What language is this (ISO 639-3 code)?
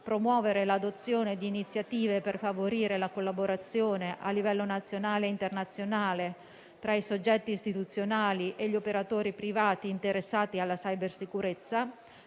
ita